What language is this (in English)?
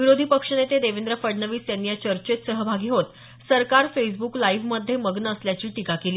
Marathi